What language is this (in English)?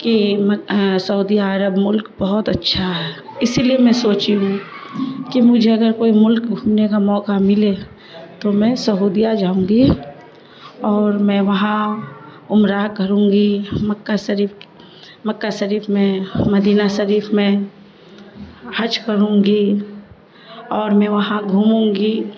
Urdu